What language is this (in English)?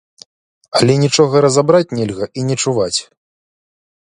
Belarusian